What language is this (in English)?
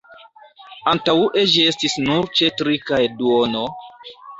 Esperanto